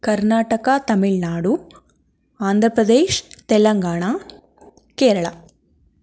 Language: Kannada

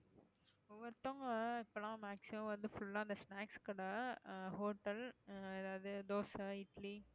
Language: Tamil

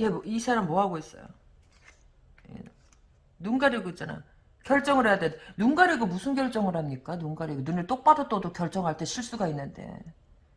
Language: Korean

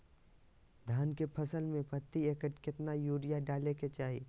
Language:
Magahi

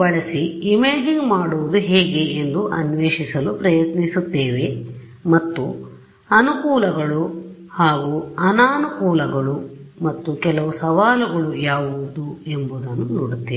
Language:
Kannada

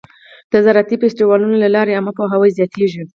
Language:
Pashto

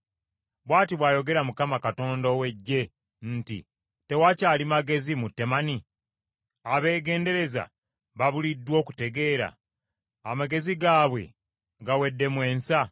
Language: Ganda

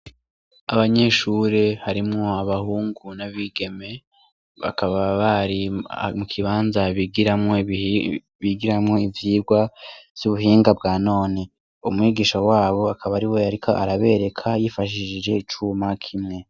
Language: Rundi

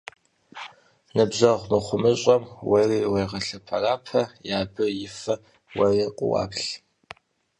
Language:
Kabardian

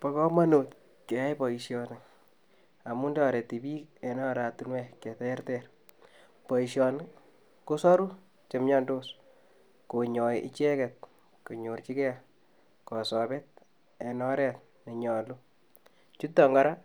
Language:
Kalenjin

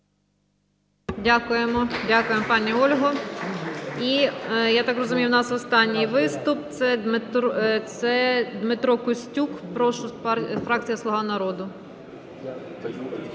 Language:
Ukrainian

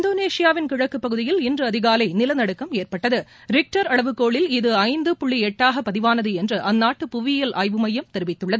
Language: Tamil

